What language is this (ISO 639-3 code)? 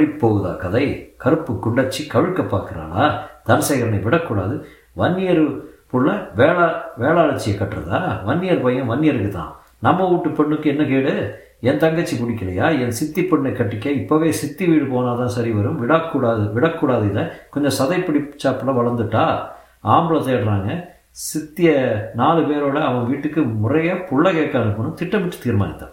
tam